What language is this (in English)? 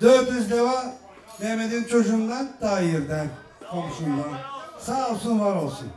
Turkish